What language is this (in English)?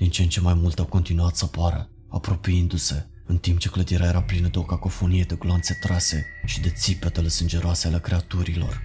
Romanian